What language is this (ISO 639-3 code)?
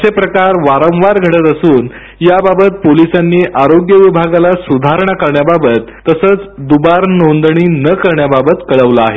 mar